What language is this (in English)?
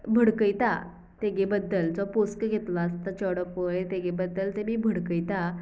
Konkani